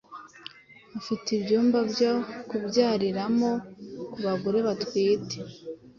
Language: Kinyarwanda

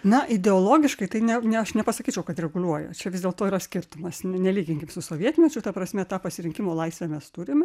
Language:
Lithuanian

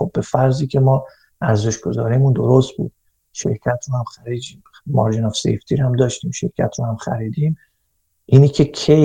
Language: Persian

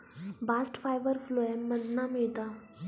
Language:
Marathi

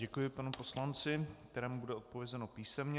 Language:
Czech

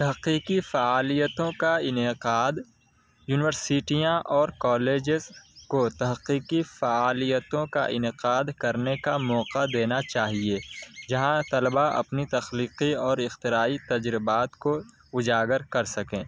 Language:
Urdu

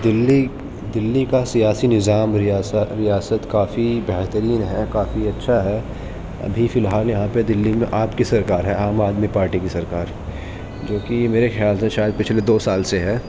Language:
Urdu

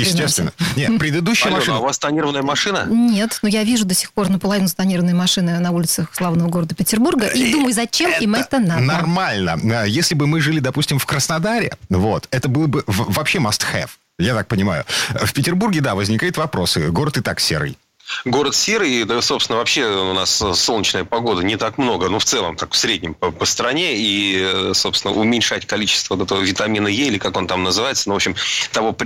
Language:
Russian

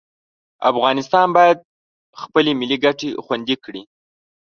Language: Pashto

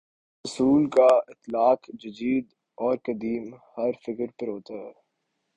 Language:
Urdu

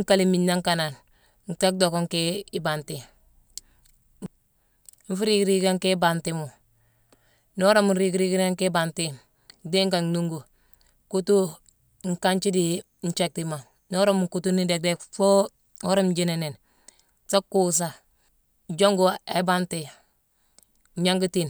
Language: Mansoanka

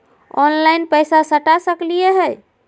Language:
Magahi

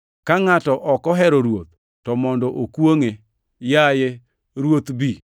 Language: Luo (Kenya and Tanzania)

